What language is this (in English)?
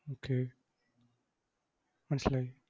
Malayalam